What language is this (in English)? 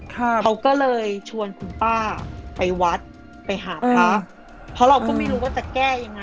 Thai